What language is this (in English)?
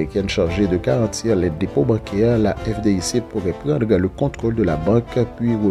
French